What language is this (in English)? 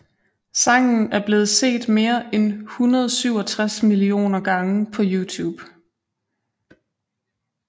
Danish